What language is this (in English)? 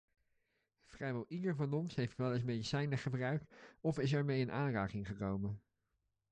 Dutch